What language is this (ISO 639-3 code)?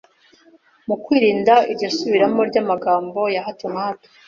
kin